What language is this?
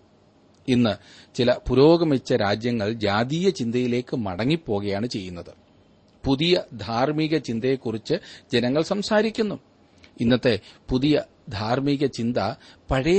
Malayalam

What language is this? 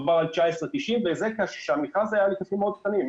Hebrew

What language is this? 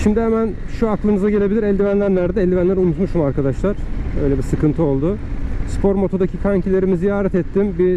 Turkish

